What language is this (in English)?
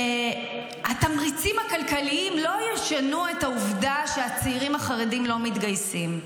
Hebrew